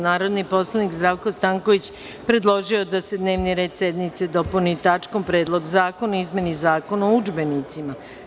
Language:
Serbian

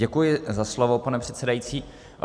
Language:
Czech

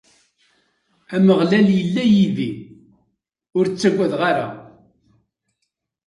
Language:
Kabyle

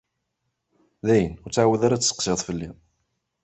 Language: Kabyle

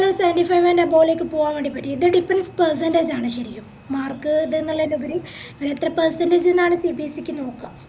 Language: Malayalam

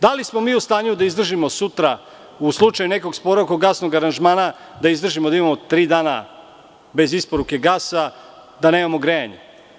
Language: Serbian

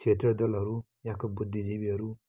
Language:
Nepali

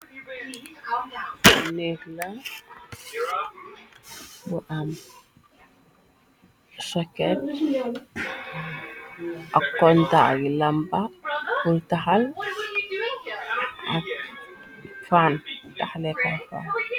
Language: Wolof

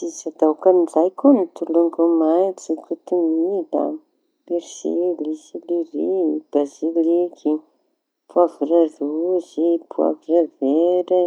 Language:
Tanosy Malagasy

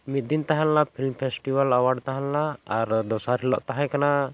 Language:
Santali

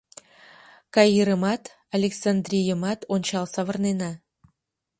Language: Mari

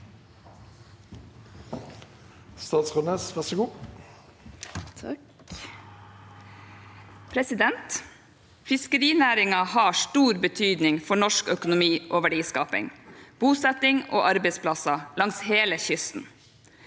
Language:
Norwegian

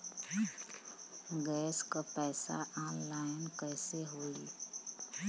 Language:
Bhojpuri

